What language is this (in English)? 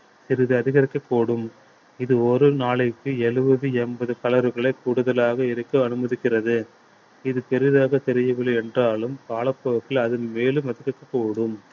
Tamil